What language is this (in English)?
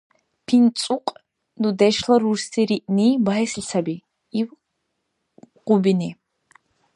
Dargwa